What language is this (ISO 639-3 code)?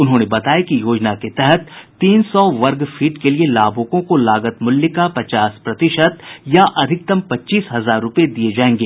hin